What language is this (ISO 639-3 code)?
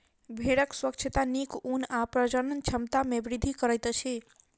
mai